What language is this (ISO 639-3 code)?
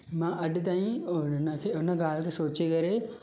snd